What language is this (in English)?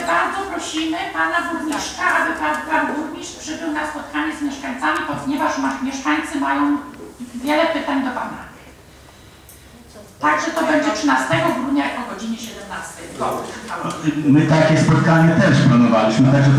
Polish